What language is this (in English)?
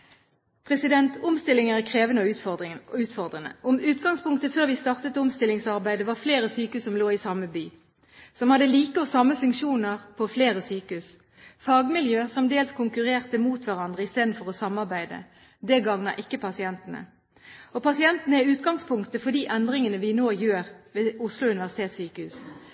Norwegian Bokmål